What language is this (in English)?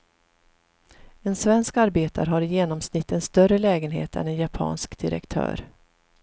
Swedish